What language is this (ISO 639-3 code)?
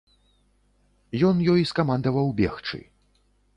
bel